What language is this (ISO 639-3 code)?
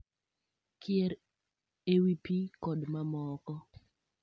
luo